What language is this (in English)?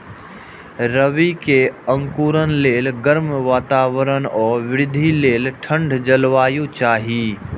Maithili